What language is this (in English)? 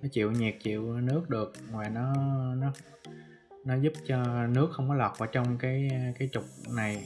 Vietnamese